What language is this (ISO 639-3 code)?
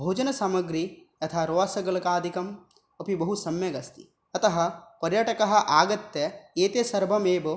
san